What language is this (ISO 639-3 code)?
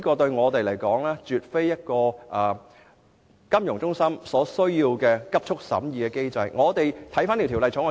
yue